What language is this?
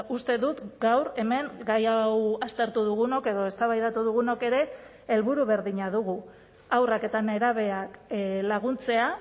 Basque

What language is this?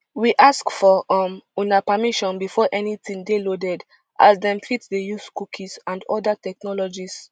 Nigerian Pidgin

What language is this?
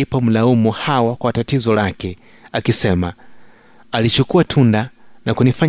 Swahili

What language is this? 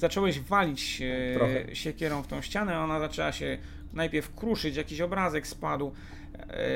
Polish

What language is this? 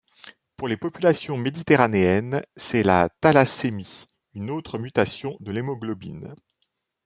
French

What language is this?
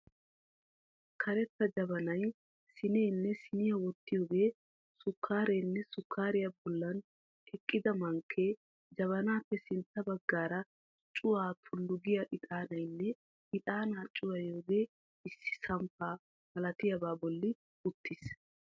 Wolaytta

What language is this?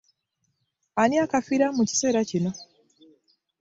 Ganda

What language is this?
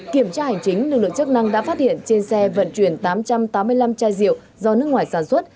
Vietnamese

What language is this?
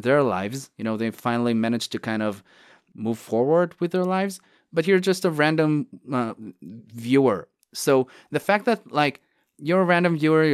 English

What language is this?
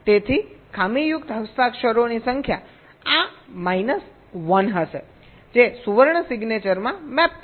Gujarati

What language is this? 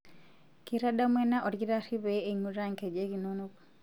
Masai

